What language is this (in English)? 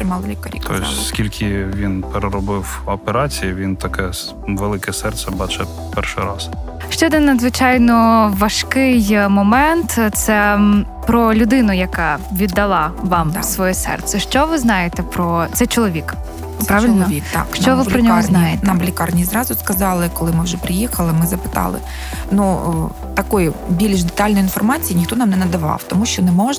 Ukrainian